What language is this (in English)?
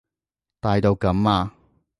Cantonese